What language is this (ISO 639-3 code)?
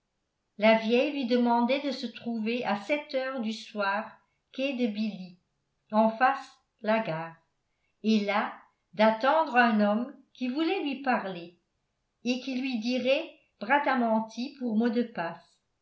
fra